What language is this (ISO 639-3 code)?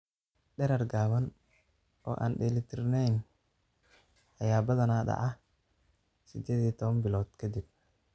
som